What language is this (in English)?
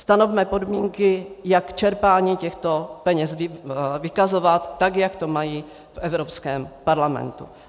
Czech